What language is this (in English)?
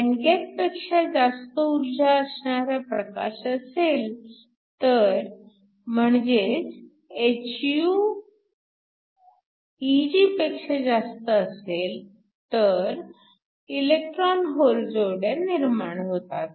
Marathi